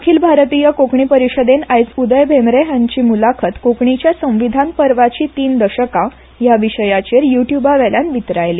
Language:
Konkani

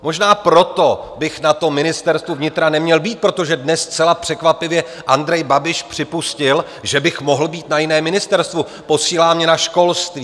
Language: Czech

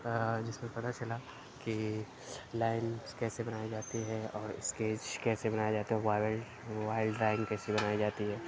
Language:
Urdu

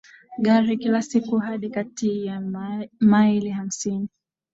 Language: Swahili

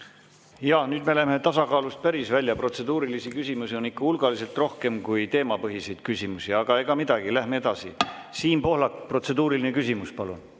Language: Estonian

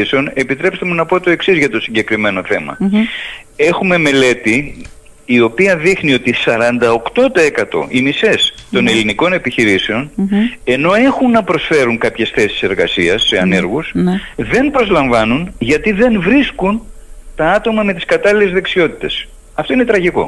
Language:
Greek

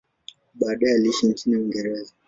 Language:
Swahili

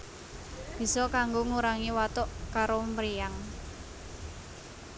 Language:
Javanese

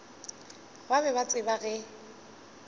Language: Northern Sotho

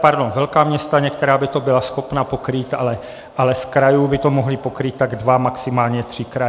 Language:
Czech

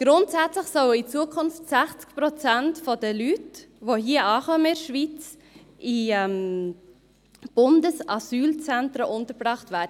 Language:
Swiss German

